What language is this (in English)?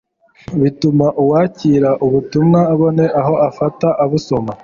Kinyarwanda